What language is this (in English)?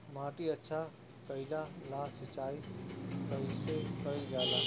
Bhojpuri